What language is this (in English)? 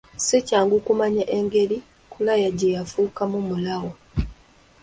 Ganda